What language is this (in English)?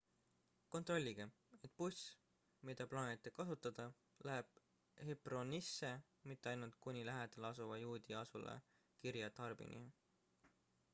Estonian